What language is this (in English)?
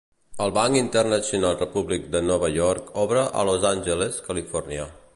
Catalan